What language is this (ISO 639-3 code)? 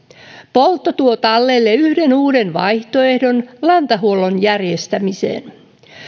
fin